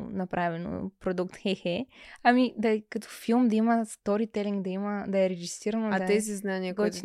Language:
Bulgarian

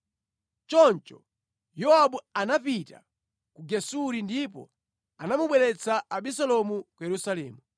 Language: Nyanja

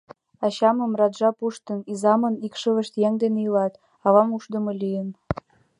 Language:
Mari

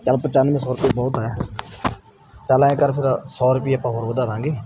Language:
Punjabi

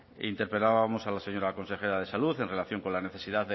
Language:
Spanish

